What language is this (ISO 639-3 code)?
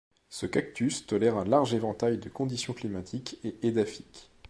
fra